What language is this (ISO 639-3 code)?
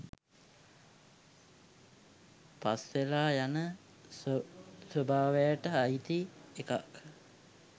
sin